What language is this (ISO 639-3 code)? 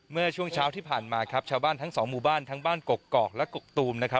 tha